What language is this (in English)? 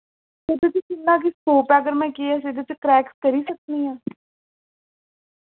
Dogri